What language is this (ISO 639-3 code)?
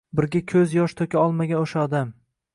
uzb